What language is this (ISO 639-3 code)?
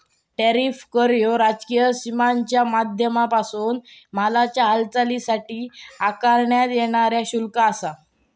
mar